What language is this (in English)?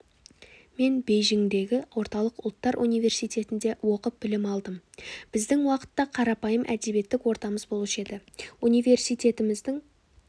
Kazakh